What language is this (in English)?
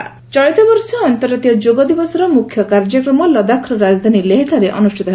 Odia